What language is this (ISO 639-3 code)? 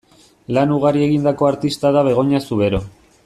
eus